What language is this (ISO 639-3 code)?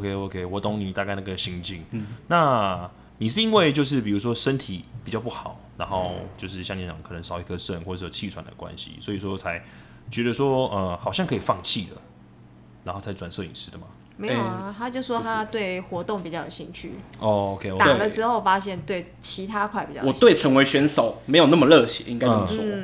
zho